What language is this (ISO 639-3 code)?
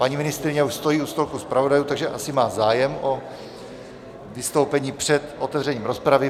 ces